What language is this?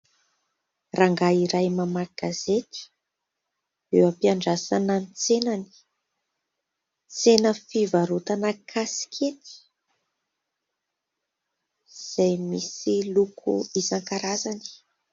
Malagasy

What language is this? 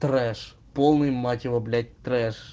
Russian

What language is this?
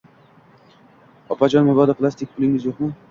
Uzbek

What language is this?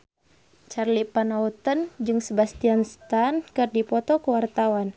Sundanese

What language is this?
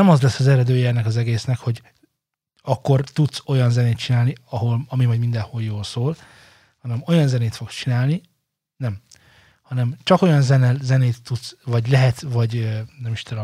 Hungarian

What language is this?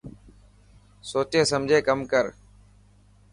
Dhatki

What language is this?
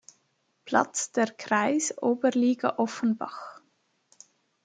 German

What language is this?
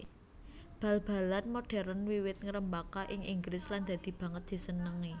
Javanese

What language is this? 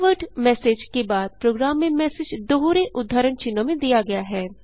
Hindi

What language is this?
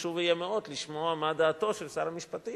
Hebrew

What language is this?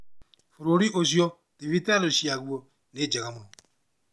Kikuyu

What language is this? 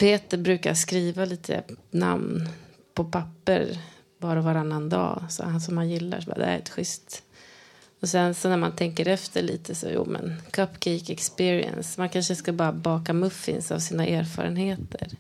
Swedish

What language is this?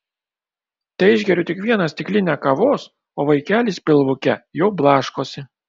Lithuanian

